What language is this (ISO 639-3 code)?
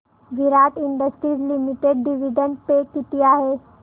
mar